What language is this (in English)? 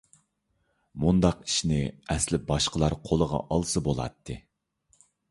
Uyghur